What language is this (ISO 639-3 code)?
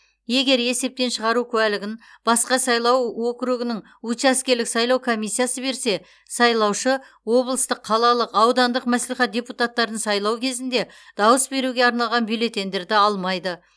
kaz